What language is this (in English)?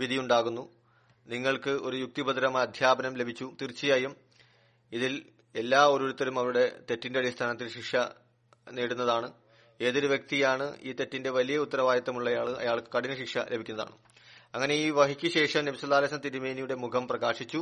Malayalam